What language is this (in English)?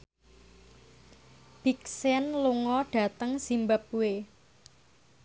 Javanese